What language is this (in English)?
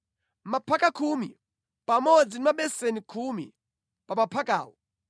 Nyanja